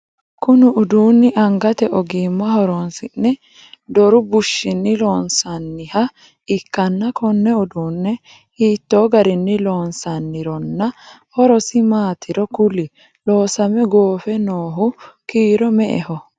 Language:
Sidamo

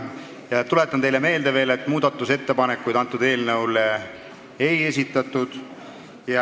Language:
Estonian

